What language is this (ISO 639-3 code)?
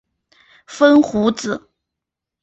zho